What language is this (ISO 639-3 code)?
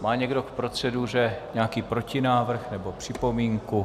ces